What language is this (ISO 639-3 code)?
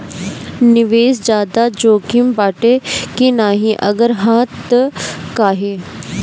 bho